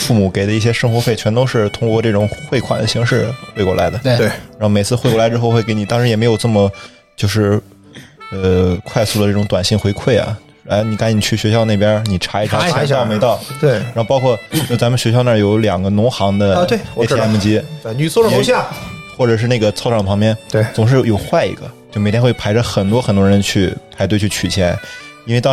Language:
Chinese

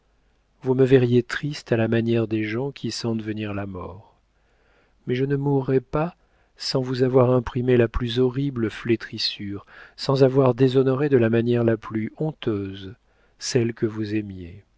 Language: French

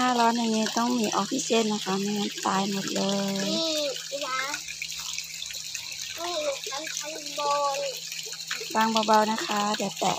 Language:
Thai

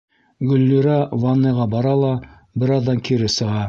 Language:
Bashkir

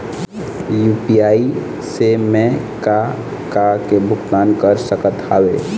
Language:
Chhattisgarhi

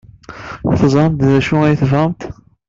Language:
Kabyle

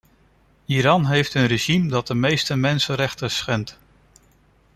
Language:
Dutch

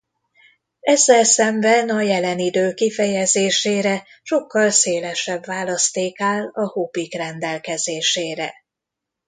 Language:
Hungarian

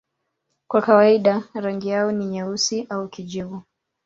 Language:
Swahili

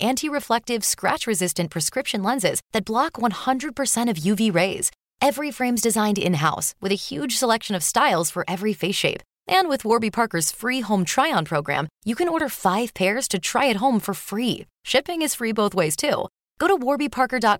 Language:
Filipino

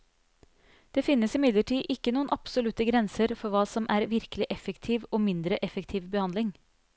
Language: Norwegian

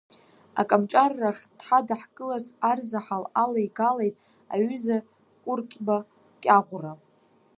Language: Abkhazian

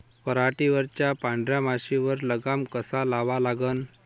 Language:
Marathi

